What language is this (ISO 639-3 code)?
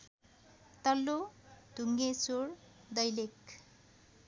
nep